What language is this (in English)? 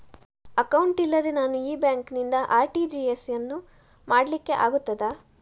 Kannada